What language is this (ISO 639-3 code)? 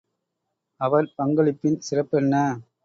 tam